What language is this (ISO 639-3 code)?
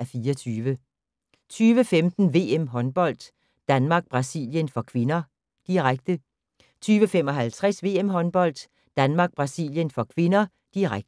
dan